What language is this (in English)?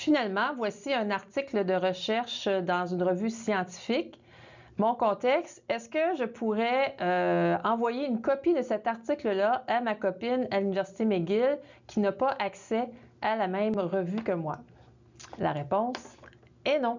French